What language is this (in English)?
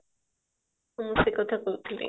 Odia